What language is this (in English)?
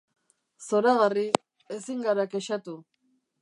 Basque